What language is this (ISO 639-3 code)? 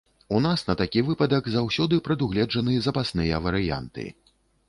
bel